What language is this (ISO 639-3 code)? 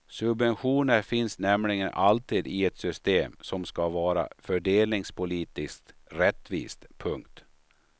swe